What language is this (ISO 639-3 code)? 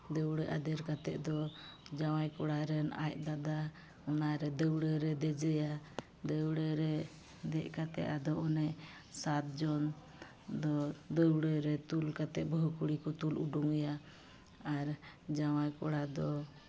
sat